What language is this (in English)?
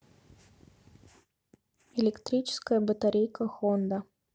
Russian